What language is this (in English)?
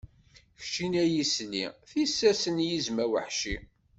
Kabyle